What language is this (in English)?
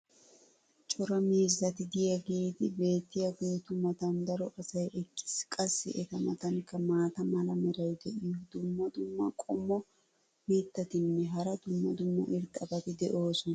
Wolaytta